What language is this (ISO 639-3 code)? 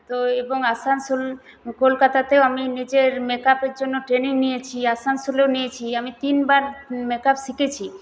ben